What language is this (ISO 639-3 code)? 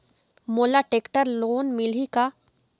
hne